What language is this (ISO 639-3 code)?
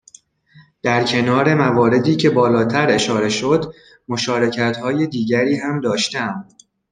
fas